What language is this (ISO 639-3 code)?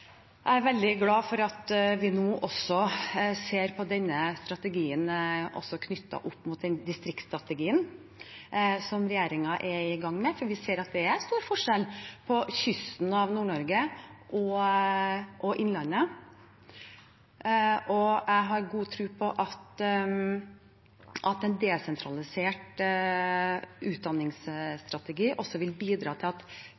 nob